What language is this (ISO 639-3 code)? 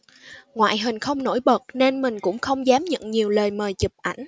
vie